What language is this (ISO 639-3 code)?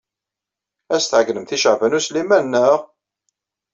kab